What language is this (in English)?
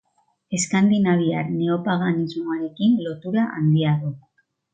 Basque